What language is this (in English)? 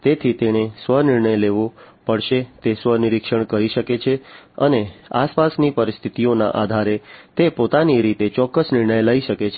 Gujarati